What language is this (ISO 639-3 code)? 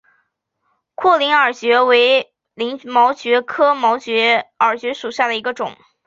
zho